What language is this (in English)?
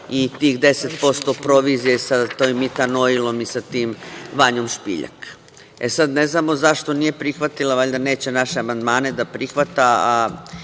Serbian